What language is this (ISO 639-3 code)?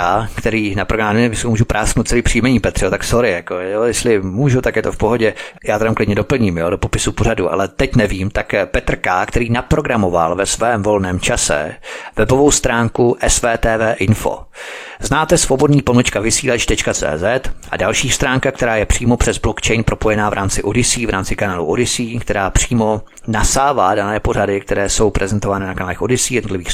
ces